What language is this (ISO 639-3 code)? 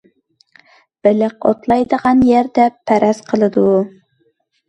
uig